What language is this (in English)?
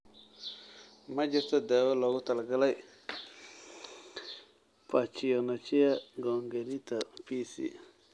Somali